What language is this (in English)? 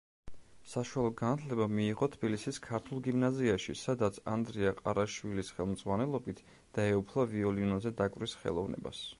Georgian